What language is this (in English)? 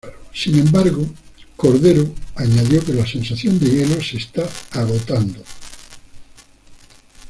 Spanish